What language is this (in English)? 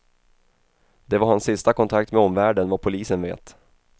Swedish